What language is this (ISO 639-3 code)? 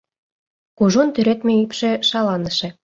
chm